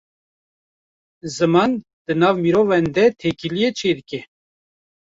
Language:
Kurdish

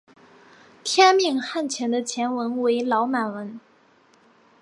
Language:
Chinese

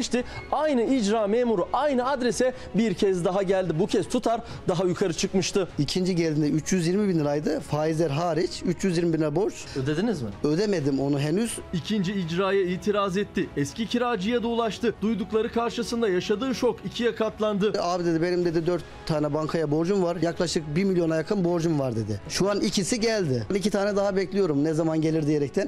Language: Turkish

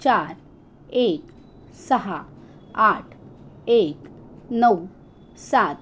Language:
Marathi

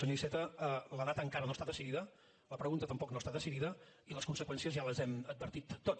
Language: Catalan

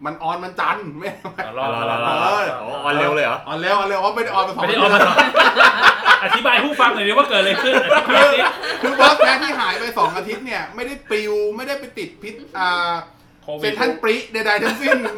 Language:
Thai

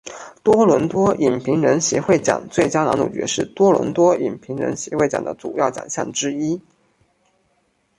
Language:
Chinese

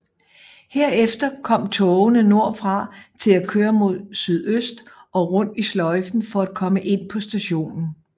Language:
Danish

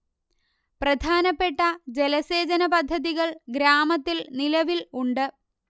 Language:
Malayalam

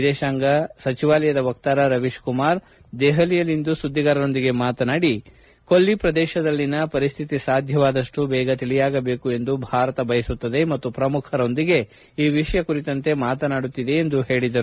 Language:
Kannada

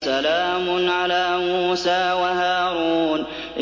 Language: Arabic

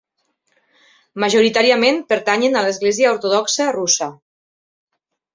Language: Catalan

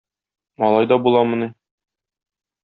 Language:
Tatar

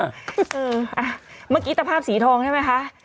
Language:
Thai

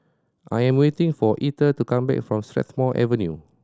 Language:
English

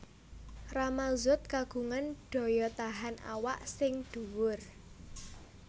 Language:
Javanese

